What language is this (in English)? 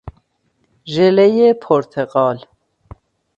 Persian